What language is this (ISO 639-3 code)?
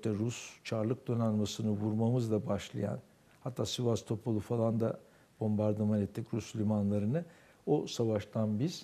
tur